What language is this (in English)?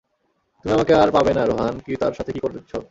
Bangla